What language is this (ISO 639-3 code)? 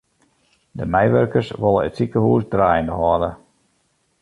fry